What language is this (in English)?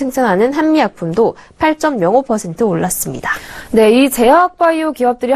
Korean